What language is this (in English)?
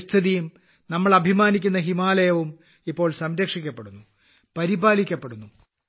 Malayalam